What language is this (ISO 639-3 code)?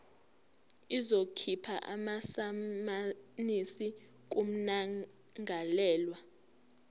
zul